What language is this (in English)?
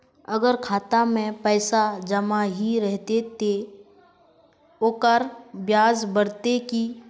Magahi